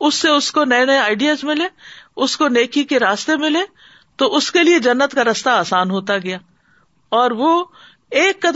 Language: Urdu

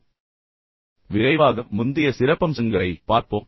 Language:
Tamil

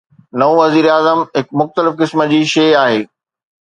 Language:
Sindhi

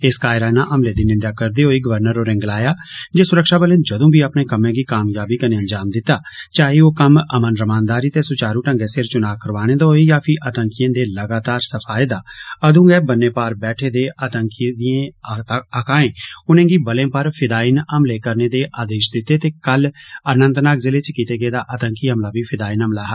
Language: Dogri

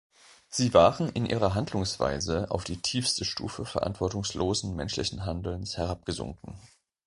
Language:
German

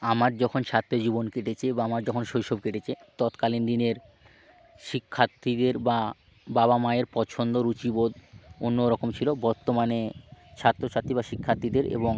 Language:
Bangla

